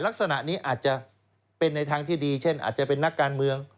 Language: Thai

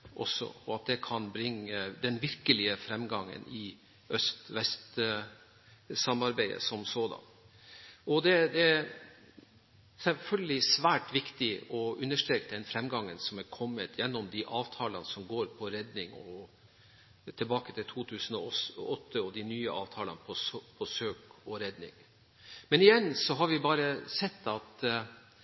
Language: Norwegian Bokmål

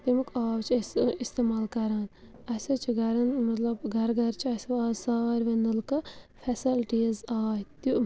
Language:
Kashmiri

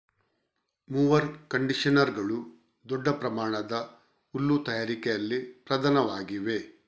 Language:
Kannada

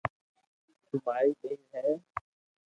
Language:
Loarki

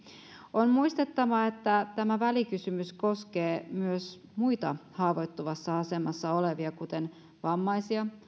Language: Finnish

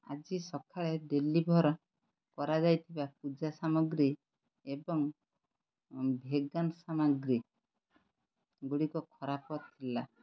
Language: Odia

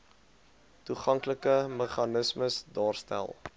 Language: Afrikaans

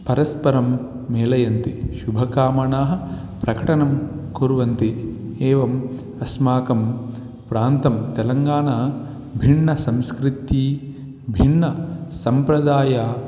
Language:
Sanskrit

